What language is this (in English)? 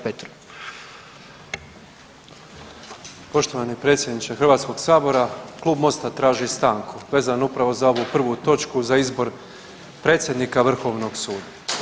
Croatian